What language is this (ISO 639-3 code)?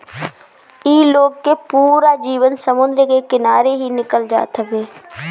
bho